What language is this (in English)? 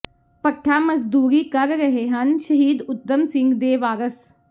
Punjabi